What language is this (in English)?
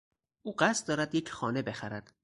Persian